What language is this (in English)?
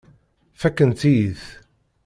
Kabyle